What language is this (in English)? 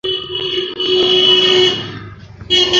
Bangla